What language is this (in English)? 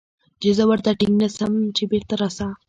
Pashto